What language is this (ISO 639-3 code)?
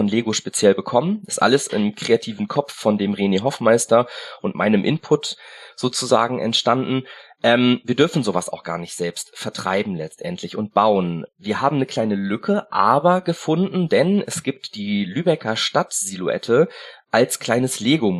deu